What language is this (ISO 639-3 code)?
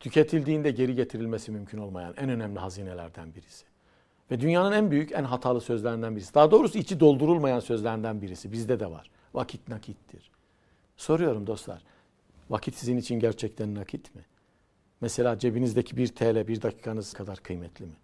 tur